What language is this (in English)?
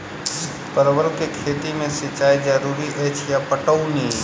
Maithili